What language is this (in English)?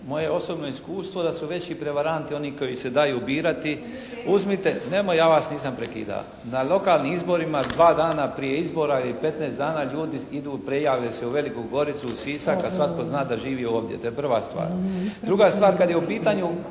Croatian